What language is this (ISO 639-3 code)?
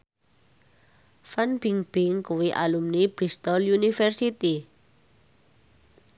jav